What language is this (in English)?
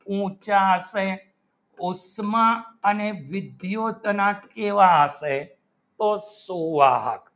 Gujarati